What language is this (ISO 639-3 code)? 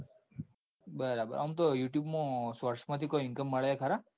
guj